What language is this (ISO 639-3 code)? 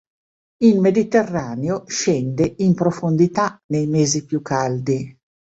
ita